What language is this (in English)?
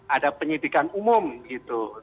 Indonesian